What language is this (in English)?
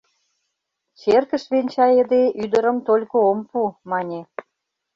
Mari